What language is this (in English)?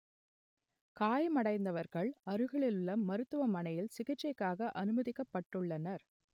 Tamil